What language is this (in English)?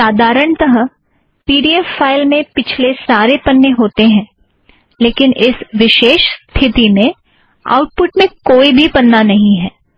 Hindi